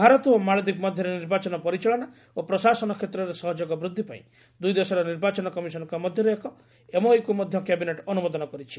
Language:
Odia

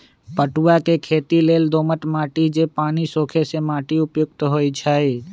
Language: Magahi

